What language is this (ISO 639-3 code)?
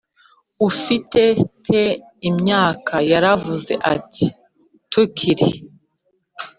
kin